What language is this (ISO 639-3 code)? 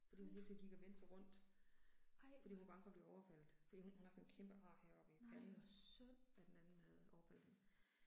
dan